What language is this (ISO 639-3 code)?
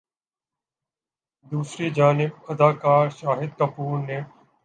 urd